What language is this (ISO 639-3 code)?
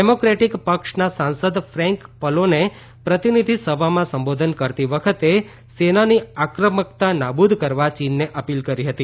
guj